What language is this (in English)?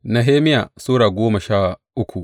Hausa